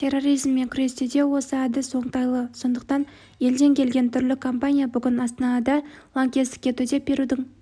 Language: Kazakh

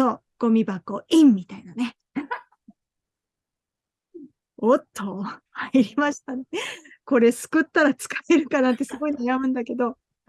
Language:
Japanese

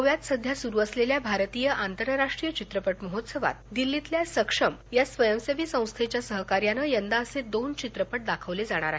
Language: Marathi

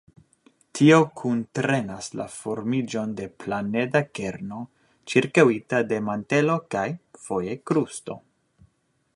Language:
Esperanto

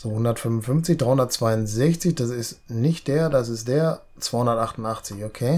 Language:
German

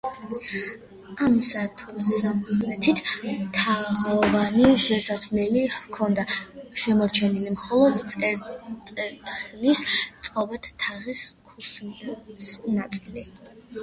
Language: Georgian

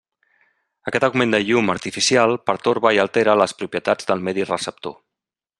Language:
Catalan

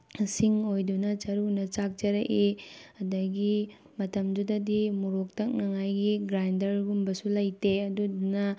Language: Manipuri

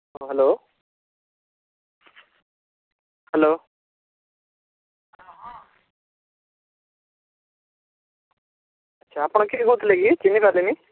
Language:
Odia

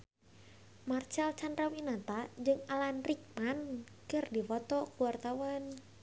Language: Sundanese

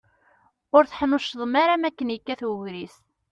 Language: Kabyle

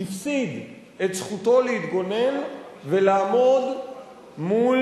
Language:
Hebrew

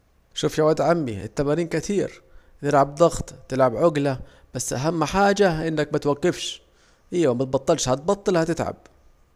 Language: Saidi Arabic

